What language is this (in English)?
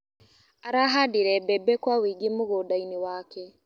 Kikuyu